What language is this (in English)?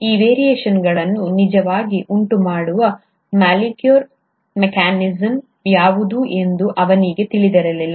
Kannada